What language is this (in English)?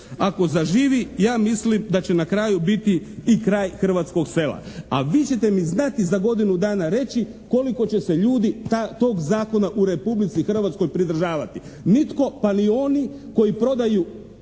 Croatian